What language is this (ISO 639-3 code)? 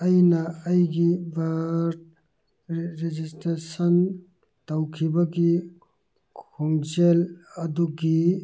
mni